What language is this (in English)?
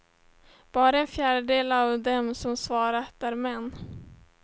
Swedish